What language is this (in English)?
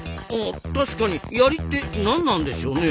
Japanese